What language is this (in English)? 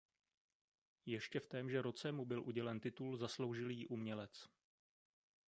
Czech